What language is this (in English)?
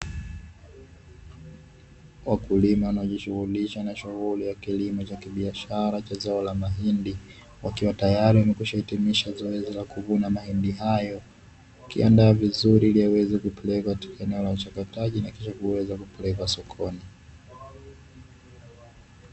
Swahili